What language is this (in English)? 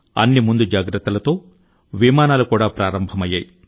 Telugu